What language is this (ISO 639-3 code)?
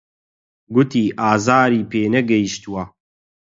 ckb